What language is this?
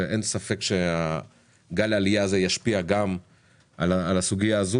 Hebrew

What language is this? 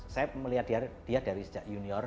Indonesian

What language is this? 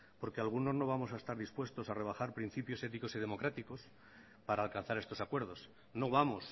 Spanish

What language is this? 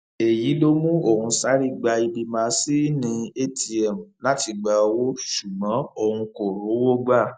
Yoruba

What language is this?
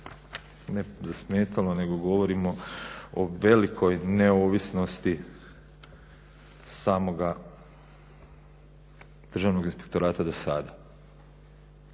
Croatian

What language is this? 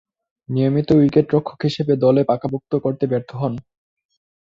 Bangla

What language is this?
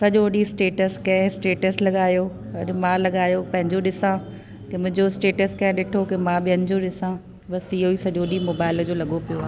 Sindhi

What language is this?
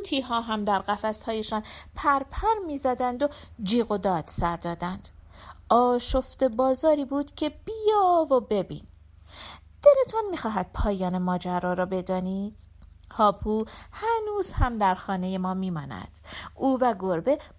Persian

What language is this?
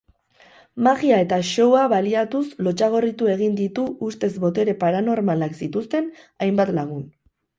Basque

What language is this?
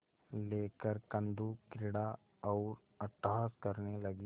Hindi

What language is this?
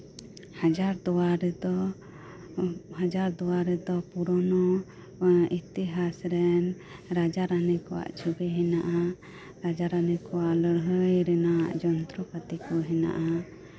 Santali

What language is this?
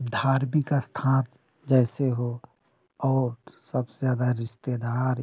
Hindi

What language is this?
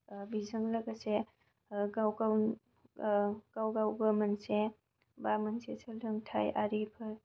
Bodo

